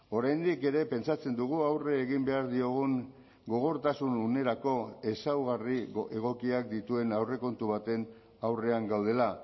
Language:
Basque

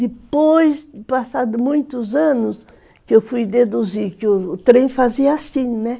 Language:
Portuguese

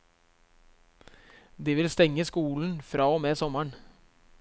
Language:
Norwegian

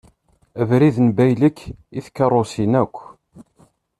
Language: Kabyle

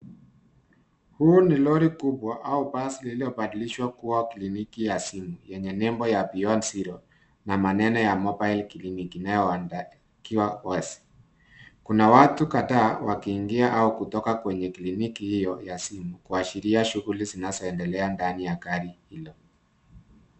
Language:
Swahili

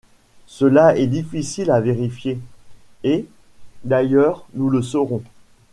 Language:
French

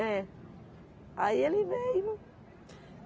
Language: Portuguese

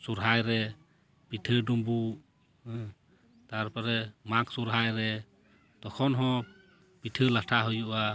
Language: Santali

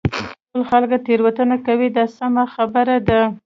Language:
Pashto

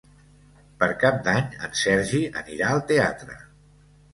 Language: Catalan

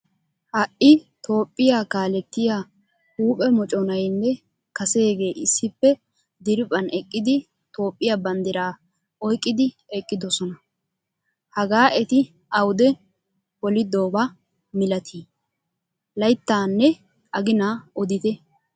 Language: Wolaytta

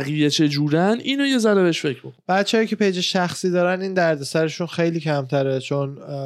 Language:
Persian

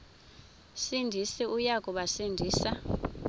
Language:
Xhosa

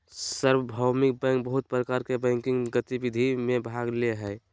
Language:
Magahi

